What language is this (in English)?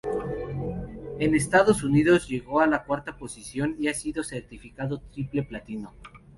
Spanish